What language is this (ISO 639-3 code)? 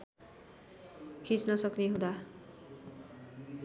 nep